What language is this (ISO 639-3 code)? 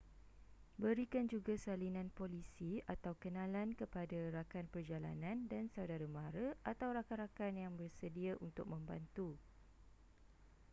msa